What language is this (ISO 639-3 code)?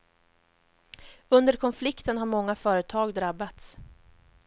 swe